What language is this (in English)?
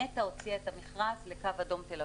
Hebrew